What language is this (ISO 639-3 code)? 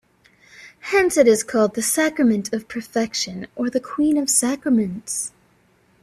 eng